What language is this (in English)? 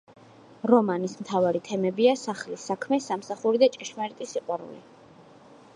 Georgian